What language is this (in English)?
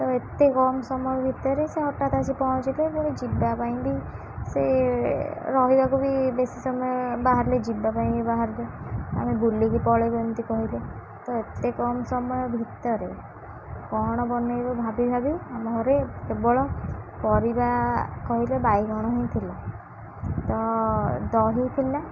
Odia